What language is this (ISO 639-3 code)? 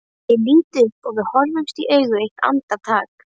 isl